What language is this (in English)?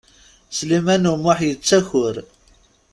Kabyle